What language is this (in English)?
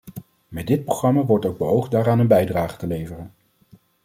Dutch